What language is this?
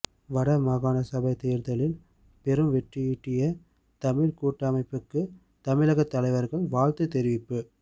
Tamil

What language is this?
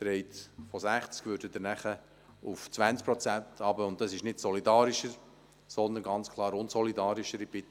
Swiss German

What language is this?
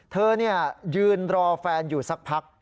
Thai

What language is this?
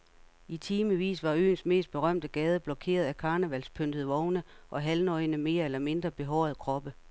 Danish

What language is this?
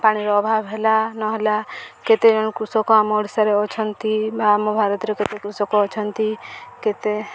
Odia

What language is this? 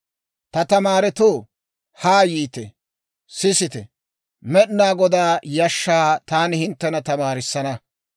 Dawro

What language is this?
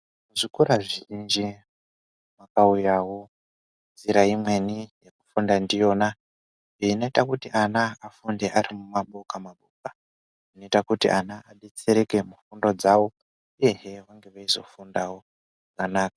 Ndau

